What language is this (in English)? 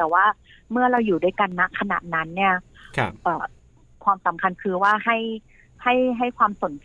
Thai